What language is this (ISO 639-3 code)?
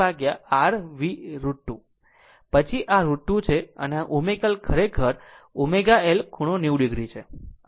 guj